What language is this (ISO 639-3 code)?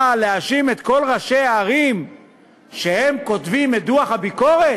heb